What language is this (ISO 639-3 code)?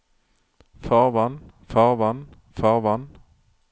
nor